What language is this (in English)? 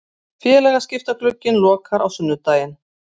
Icelandic